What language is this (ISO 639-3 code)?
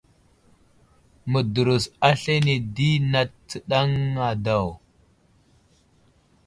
udl